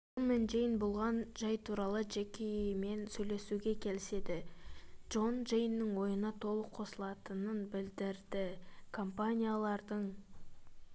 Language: Kazakh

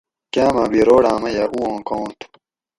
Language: Gawri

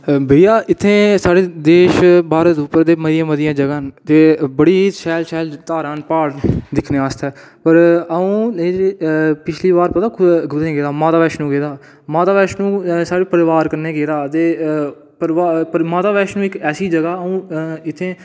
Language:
Dogri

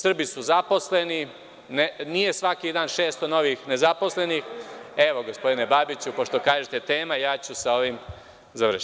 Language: Serbian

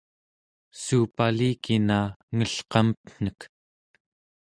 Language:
Central Yupik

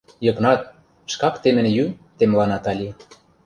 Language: Mari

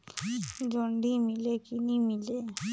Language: Chhattisgarhi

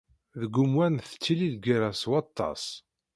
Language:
Kabyle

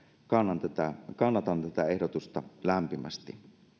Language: Finnish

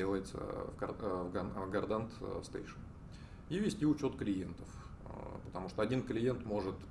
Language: Russian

